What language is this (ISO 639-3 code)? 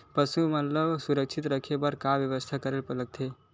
hne